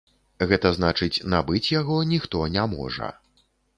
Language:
Belarusian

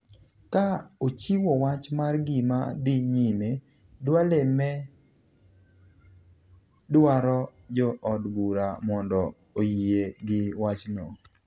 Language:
Luo (Kenya and Tanzania)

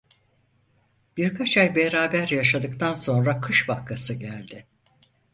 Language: Turkish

